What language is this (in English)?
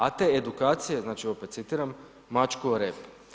Croatian